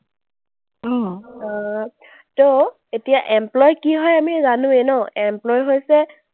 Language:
Assamese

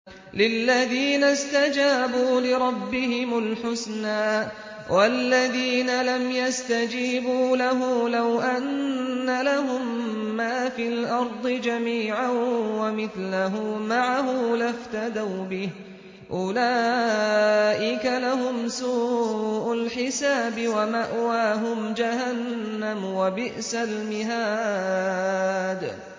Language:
Arabic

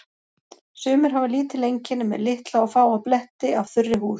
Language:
Icelandic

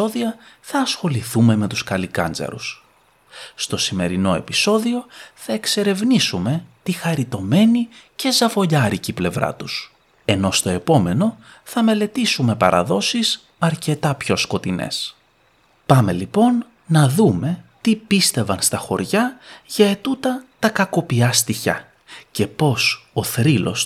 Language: Greek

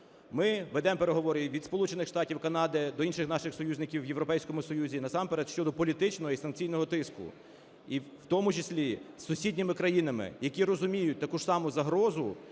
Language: Ukrainian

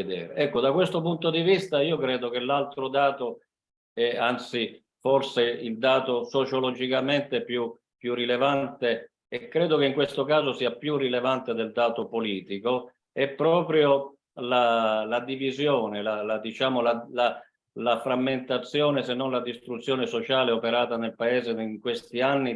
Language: Italian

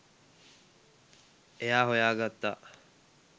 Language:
Sinhala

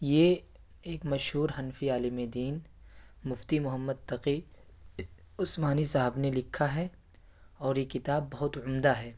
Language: Urdu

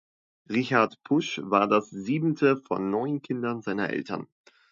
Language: German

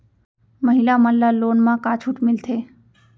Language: Chhattisgarhi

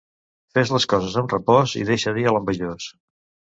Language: Catalan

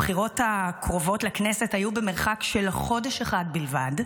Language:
Hebrew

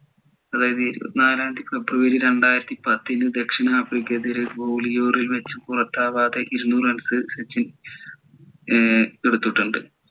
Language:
Malayalam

